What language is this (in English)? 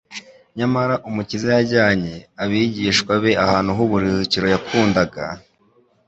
Kinyarwanda